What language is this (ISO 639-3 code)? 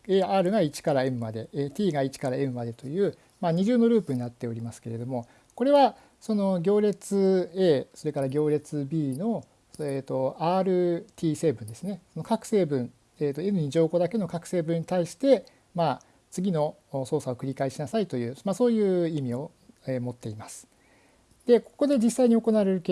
jpn